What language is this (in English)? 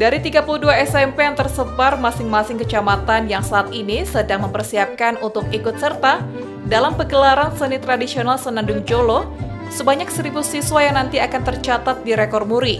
Indonesian